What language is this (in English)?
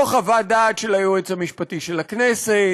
Hebrew